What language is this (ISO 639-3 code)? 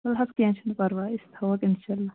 kas